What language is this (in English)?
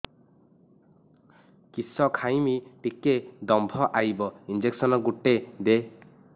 Odia